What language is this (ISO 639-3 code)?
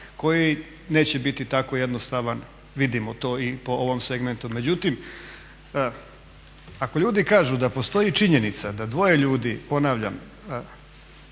hrv